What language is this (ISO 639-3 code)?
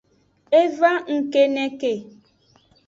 ajg